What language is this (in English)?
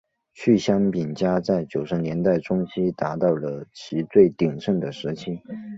Chinese